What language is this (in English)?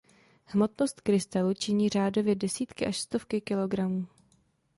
Czech